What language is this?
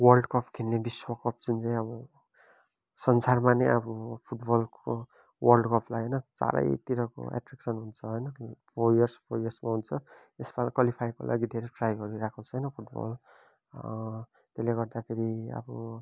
Nepali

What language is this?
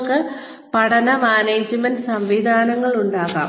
Malayalam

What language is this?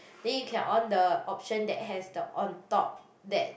English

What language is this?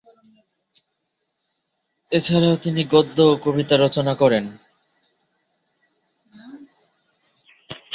Bangla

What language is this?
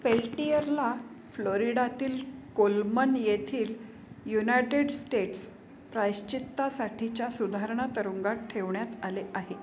Marathi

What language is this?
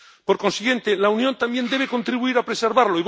Spanish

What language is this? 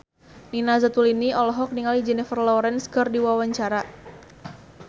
Sundanese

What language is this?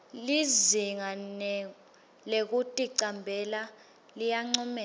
Swati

